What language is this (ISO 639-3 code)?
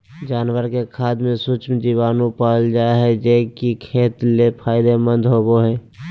mag